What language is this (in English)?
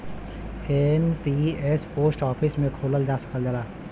Bhojpuri